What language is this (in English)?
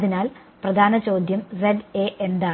Malayalam